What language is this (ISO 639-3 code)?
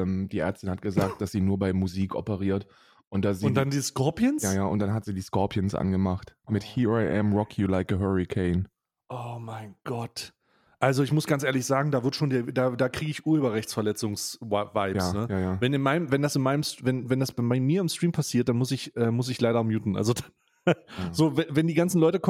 deu